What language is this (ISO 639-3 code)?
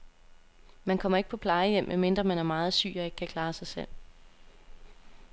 dan